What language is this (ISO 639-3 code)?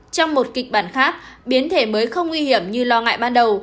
vie